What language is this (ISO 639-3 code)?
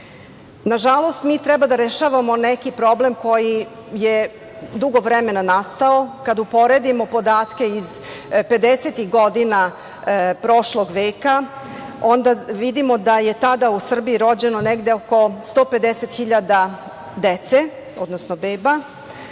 srp